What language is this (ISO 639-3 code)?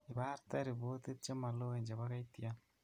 kln